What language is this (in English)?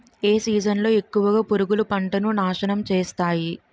Telugu